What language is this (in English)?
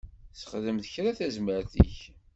Kabyle